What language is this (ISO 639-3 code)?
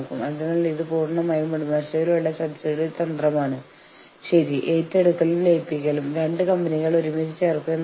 mal